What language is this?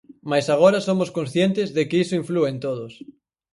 Galician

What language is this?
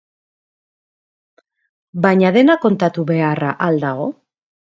Basque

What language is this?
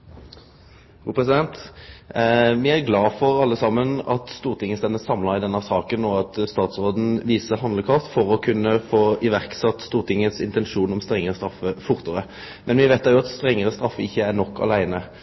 Norwegian Nynorsk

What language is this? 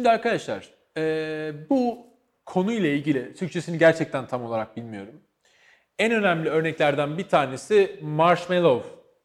Turkish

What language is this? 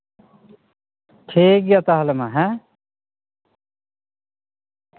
Santali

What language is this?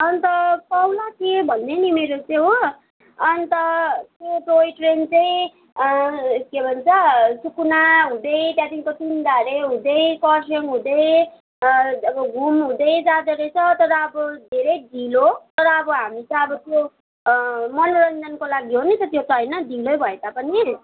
Nepali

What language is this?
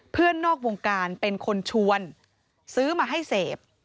Thai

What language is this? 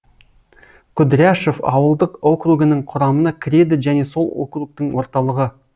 Kazakh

